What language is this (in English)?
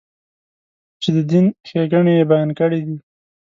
Pashto